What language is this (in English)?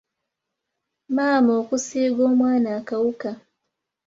Ganda